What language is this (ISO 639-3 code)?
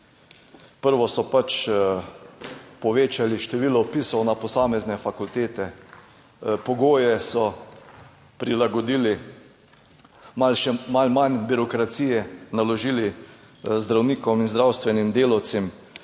slv